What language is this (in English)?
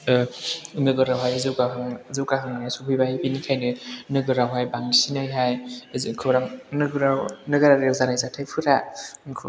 Bodo